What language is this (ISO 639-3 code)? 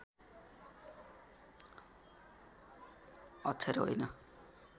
nep